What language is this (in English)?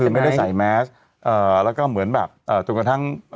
Thai